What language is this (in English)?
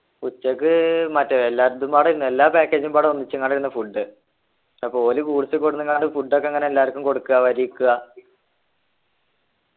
Malayalam